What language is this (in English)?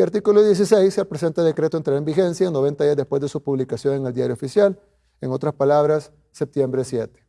Spanish